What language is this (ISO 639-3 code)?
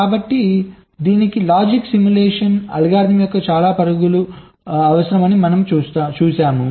tel